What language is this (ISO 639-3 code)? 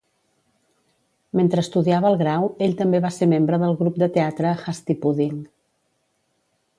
cat